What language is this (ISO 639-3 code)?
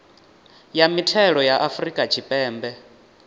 ven